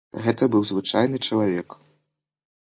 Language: Belarusian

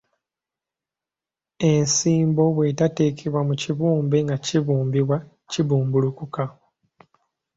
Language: Ganda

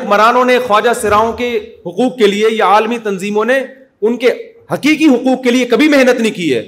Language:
Urdu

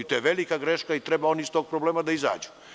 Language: Serbian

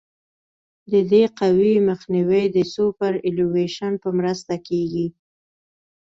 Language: Pashto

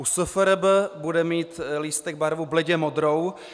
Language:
Czech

